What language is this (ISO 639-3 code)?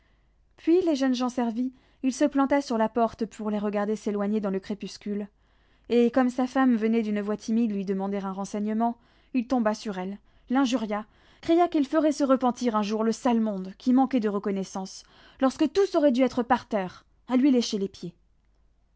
fra